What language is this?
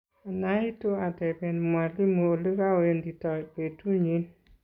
Kalenjin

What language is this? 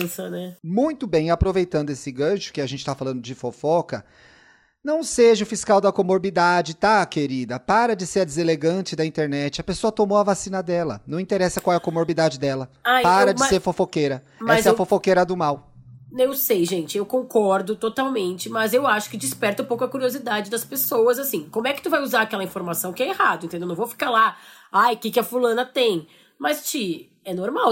Portuguese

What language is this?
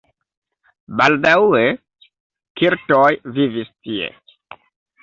Esperanto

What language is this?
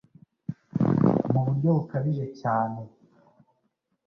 Kinyarwanda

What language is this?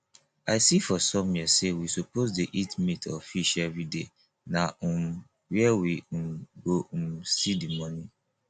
Nigerian Pidgin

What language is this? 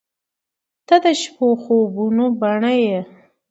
Pashto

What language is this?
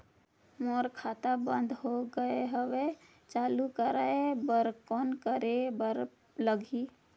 Chhattisgarhi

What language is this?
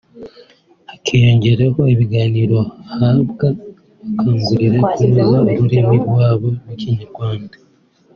Kinyarwanda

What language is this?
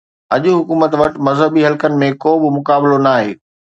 Sindhi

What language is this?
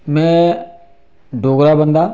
Dogri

